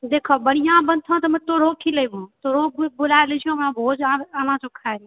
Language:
Maithili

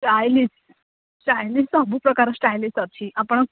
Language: Odia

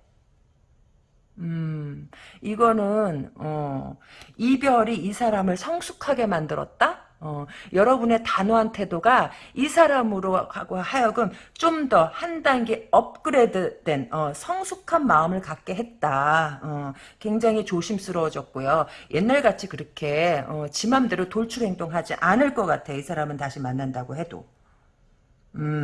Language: Korean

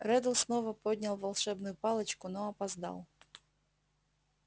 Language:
Russian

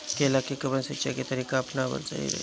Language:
Bhojpuri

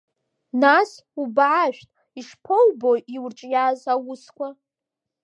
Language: Abkhazian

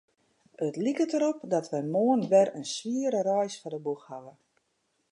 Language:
Western Frisian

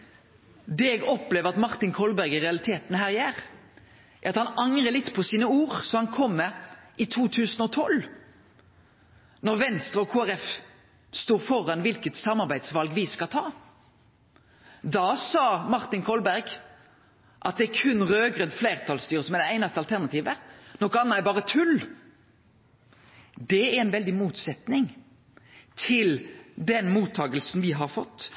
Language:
Norwegian Nynorsk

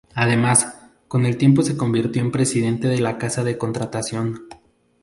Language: Spanish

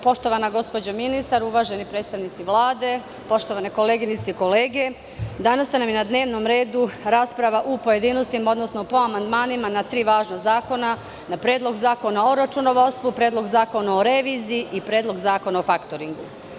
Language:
Serbian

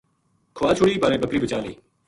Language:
Gujari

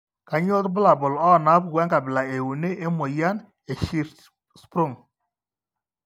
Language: Masai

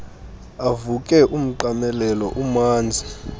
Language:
Xhosa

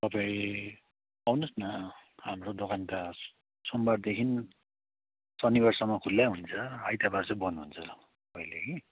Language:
Nepali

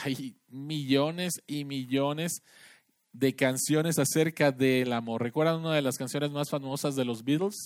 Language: Spanish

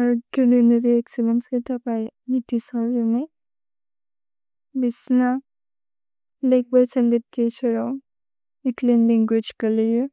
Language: Bodo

